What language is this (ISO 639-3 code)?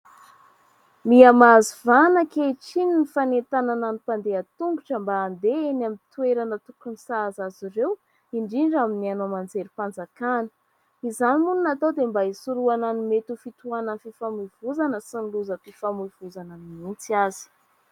mlg